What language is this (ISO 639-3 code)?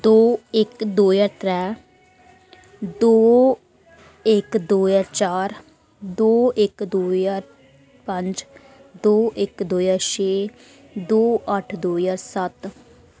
doi